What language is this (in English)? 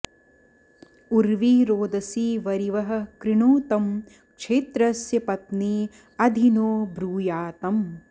Sanskrit